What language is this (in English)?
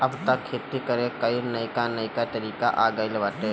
Bhojpuri